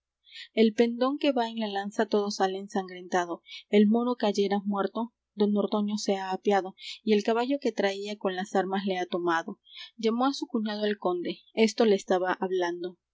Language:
Spanish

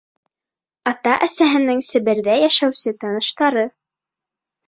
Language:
Bashkir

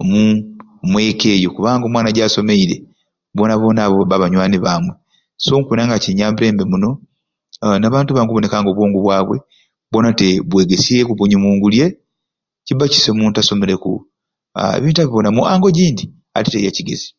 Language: Ruuli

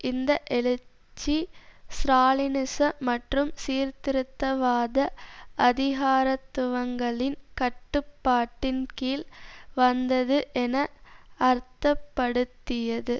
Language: Tamil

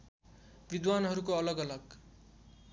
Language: Nepali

